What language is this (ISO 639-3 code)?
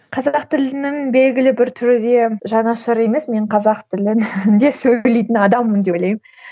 kaz